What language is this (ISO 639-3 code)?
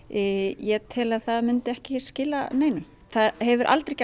isl